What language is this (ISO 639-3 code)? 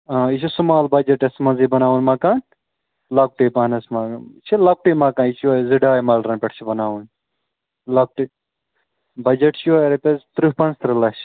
kas